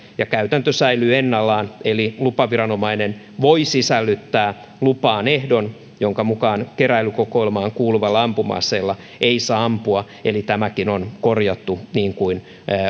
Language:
Finnish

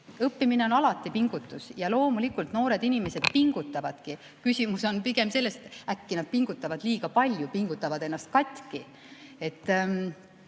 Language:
Estonian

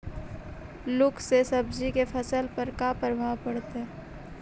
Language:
Magahi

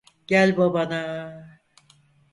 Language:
Turkish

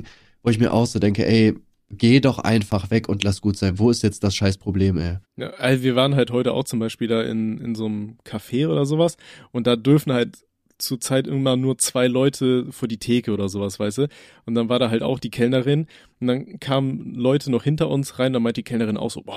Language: German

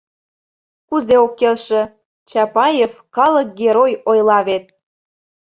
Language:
Mari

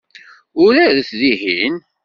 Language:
Kabyle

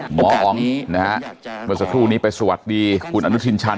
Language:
Thai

